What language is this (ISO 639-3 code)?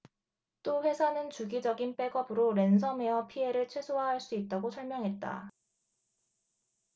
kor